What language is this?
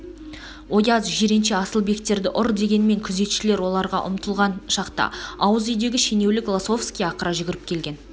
Kazakh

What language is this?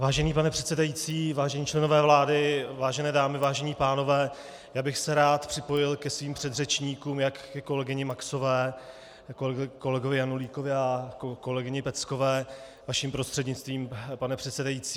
Czech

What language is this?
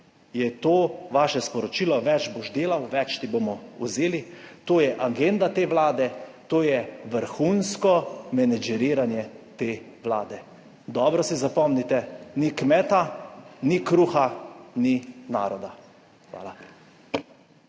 Slovenian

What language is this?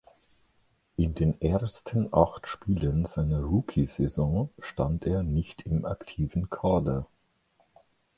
German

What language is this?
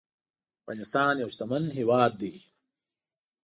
Pashto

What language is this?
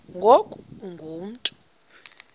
Xhosa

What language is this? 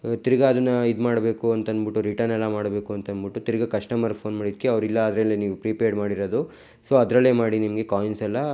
Kannada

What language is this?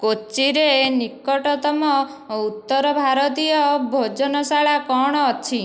Odia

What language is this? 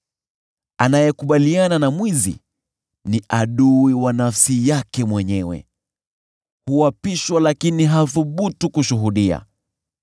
Swahili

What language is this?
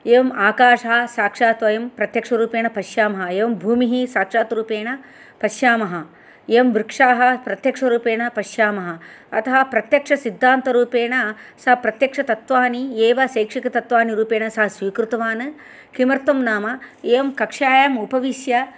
Sanskrit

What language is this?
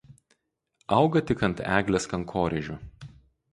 Lithuanian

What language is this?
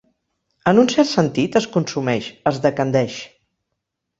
Catalan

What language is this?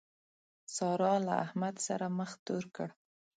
Pashto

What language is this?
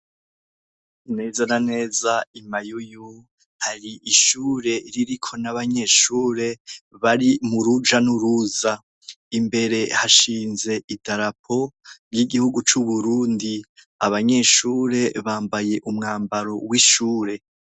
Rundi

